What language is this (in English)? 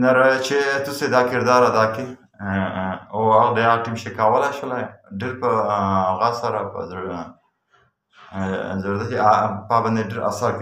Romanian